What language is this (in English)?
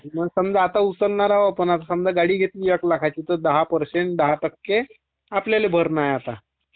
Marathi